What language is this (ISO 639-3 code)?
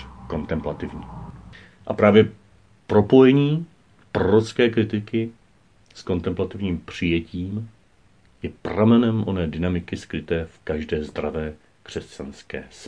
ces